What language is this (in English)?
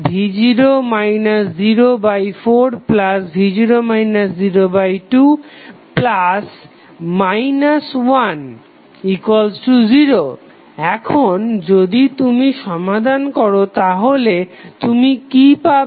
Bangla